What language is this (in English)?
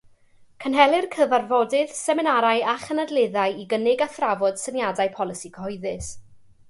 Welsh